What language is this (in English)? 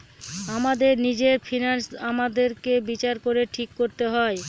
Bangla